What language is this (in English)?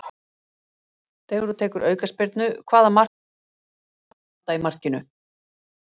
Icelandic